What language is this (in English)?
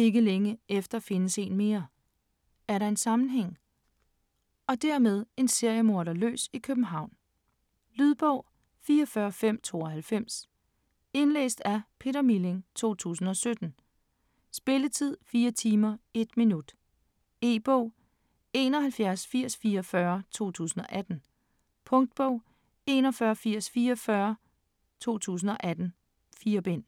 Danish